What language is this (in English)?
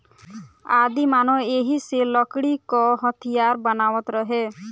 Bhojpuri